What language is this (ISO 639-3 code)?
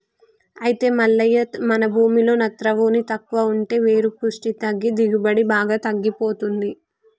tel